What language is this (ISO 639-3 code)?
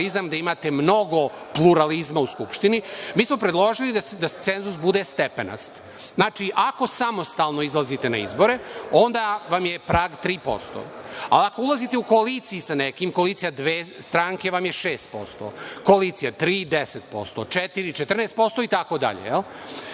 srp